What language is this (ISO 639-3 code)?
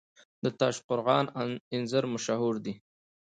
pus